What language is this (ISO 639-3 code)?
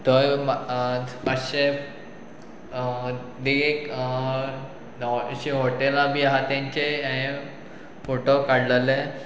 kok